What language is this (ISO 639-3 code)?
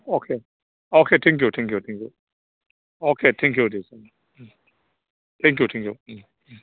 brx